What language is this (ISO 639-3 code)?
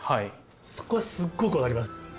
jpn